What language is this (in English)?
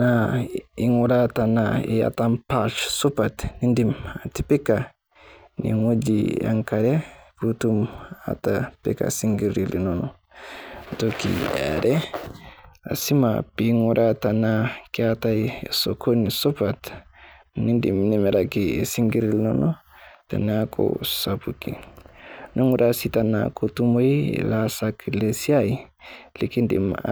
Masai